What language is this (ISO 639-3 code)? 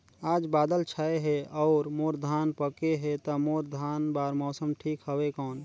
hne